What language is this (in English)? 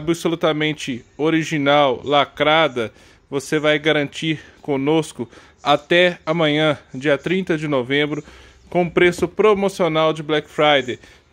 Portuguese